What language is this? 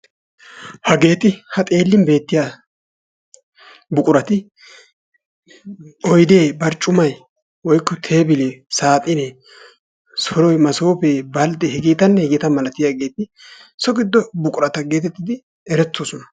Wolaytta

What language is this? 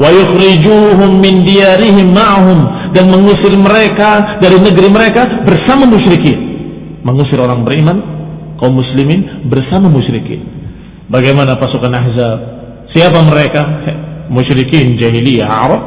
Indonesian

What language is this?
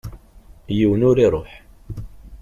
Kabyle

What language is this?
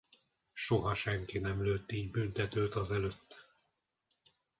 Hungarian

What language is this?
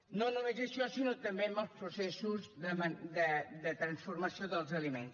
Catalan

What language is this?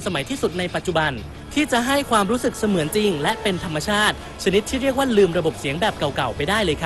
Thai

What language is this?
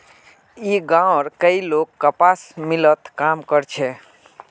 Magahi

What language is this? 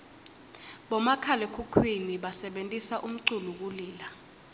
Swati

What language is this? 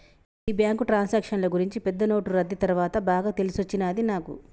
Telugu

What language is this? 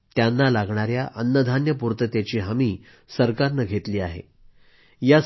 Marathi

